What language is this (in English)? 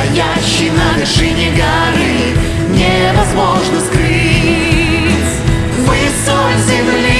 Russian